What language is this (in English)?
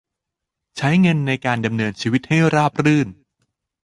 Thai